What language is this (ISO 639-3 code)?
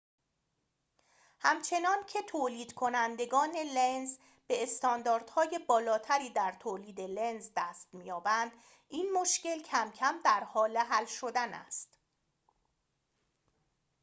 fas